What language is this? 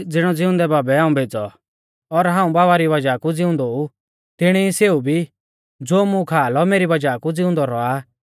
Mahasu Pahari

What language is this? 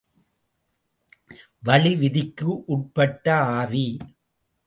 Tamil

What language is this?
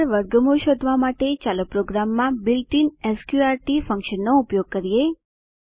Gujarati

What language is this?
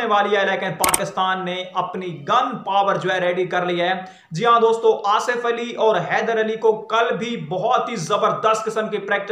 Hindi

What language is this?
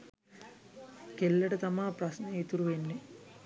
Sinhala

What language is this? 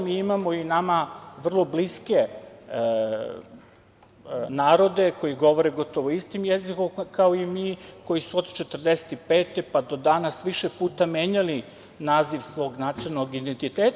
Serbian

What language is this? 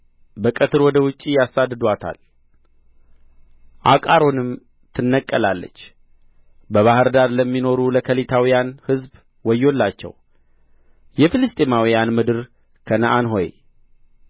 Amharic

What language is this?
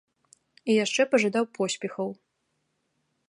Belarusian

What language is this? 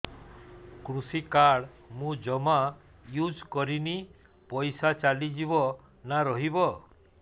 Odia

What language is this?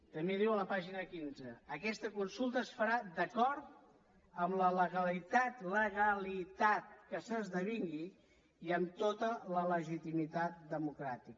Catalan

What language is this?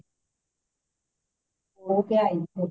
Punjabi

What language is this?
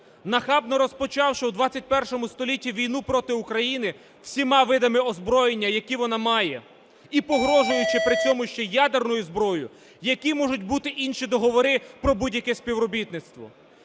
Ukrainian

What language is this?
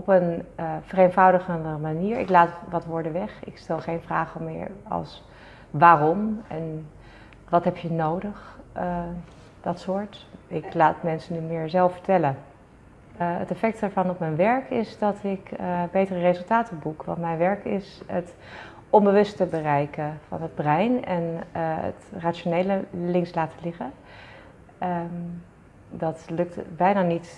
Dutch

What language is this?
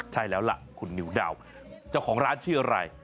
Thai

